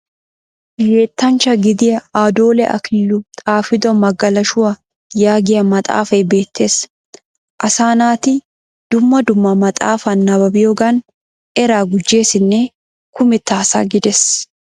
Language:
Wolaytta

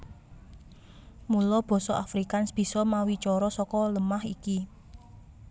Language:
Javanese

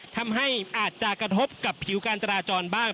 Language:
Thai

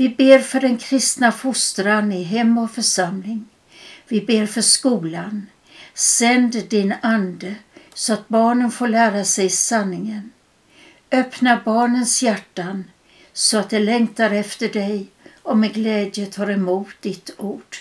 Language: Swedish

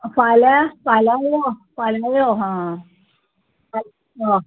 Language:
Konkani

